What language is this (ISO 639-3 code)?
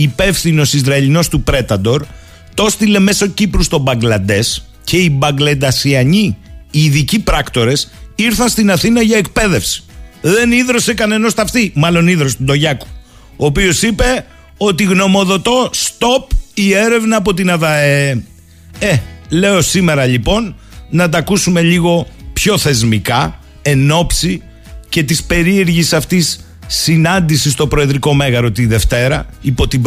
ell